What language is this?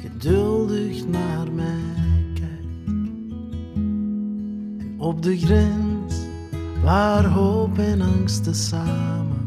Dutch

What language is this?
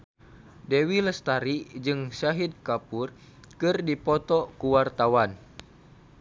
Sundanese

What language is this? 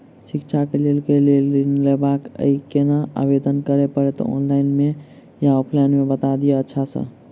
Maithili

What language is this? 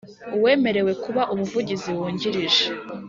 Kinyarwanda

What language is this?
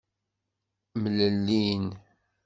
Kabyle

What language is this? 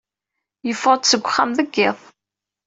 Kabyle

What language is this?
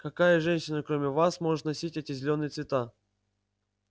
Russian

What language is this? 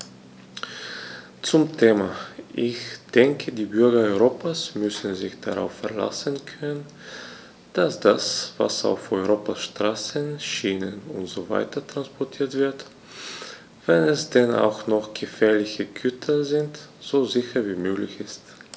German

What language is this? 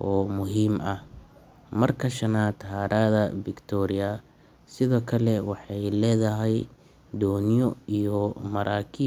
Somali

